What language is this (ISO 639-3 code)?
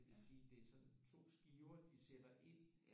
dan